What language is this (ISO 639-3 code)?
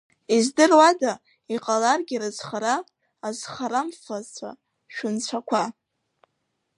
abk